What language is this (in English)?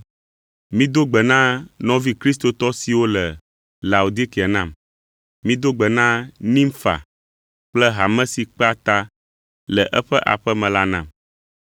Ewe